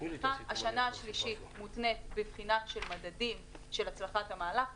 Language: Hebrew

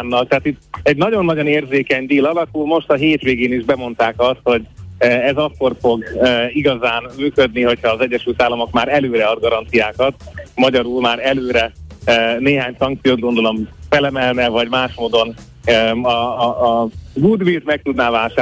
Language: Hungarian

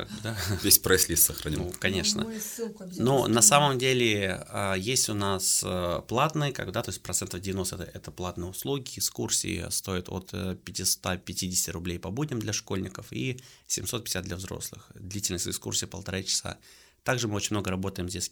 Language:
Russian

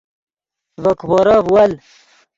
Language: Yidgha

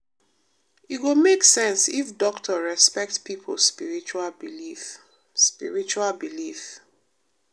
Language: Nigerian Pidgin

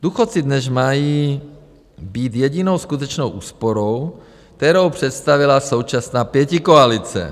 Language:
Czech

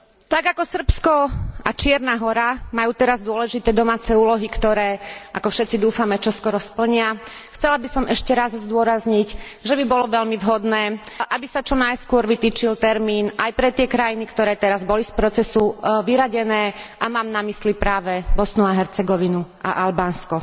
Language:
Slovak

